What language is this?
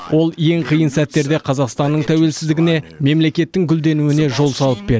Kazakh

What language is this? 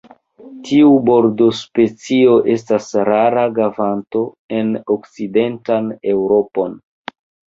Esperanto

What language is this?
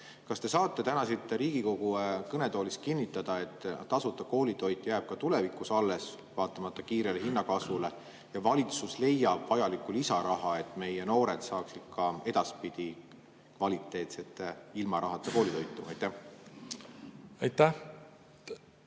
Estonian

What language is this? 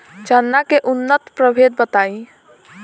Bhojpuri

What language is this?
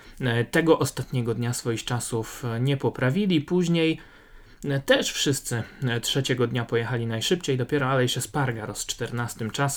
Polish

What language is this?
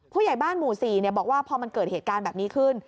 Thai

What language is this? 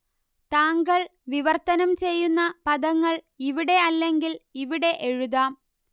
Malayalam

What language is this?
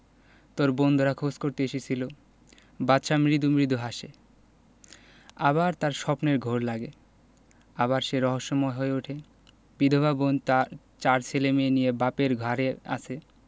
Bangla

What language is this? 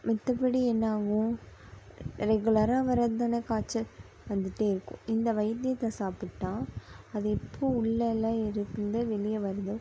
Tamil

